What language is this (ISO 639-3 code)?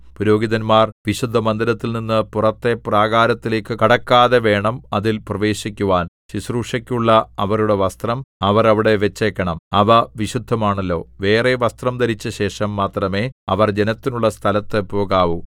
mal